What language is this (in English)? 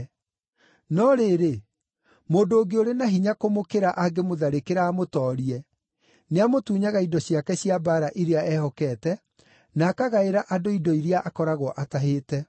Kikuyu